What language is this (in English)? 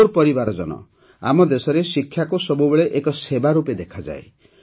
Odia